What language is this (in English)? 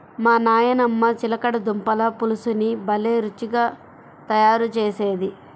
Telugu